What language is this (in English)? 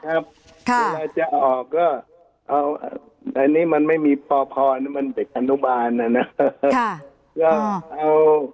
Thai